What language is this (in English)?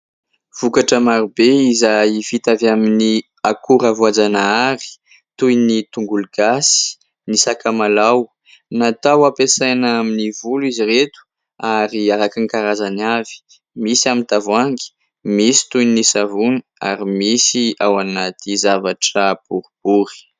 Malagasy